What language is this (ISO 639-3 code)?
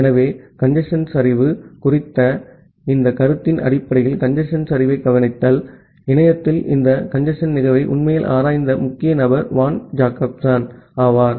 tam